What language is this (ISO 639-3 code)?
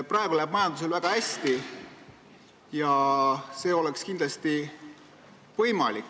est